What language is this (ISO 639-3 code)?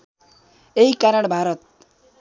nep